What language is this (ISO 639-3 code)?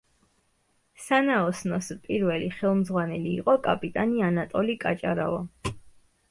kat